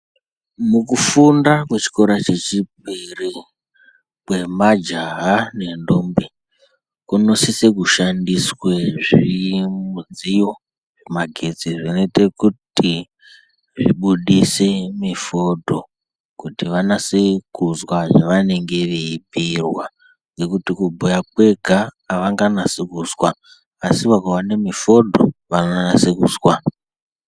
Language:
Ndau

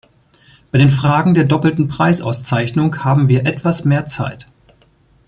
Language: German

